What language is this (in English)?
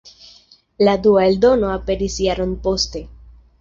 Esperanto